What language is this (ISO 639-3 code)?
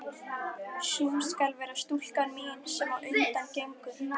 isl